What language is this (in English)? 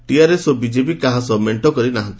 Odia